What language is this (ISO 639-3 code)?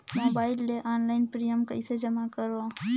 hne